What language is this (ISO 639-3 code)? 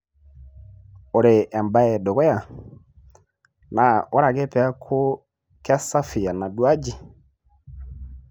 mas